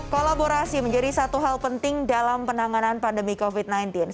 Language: Indonesian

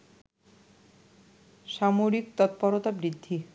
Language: Bangla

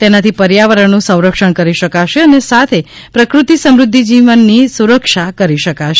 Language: Gujarati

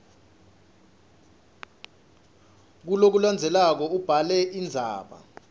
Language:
Swati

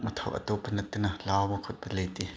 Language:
Manipuri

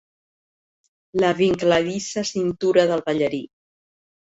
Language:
Catalan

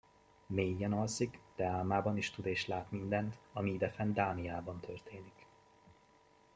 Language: Hungarian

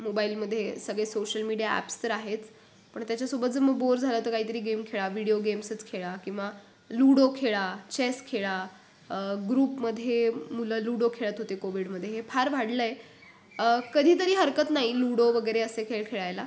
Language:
Marathi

